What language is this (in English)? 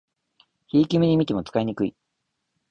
Japanese